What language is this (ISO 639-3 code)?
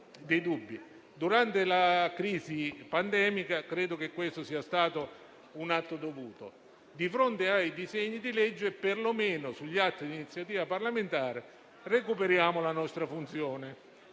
ita